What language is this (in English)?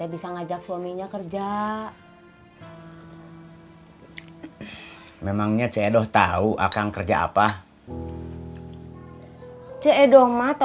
Indonesian